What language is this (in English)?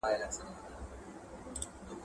Pashto